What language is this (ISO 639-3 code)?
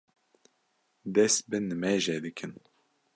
kur